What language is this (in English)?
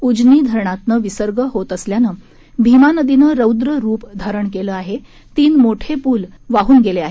Marathi